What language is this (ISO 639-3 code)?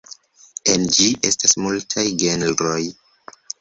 epo